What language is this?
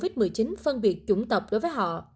Vietnamese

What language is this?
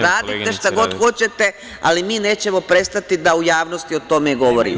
Serbian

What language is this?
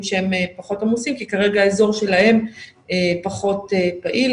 Hebrew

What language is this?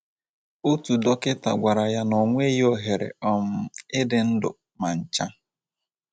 Igbo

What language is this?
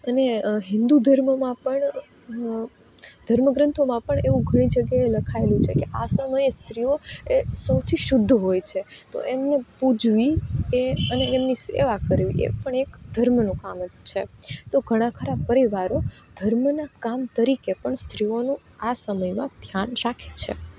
Gujarati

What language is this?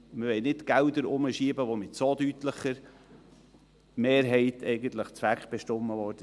Swiss German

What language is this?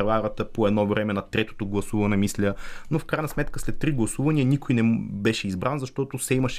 Bulgarian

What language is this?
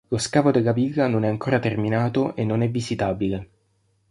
Italian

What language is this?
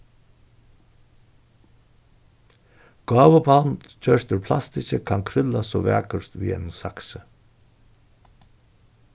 Faroese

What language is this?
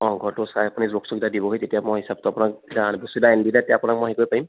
Assamese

